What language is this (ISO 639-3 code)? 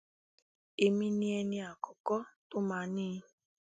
yor